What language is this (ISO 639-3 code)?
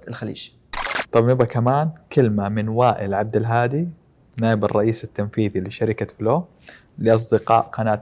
ara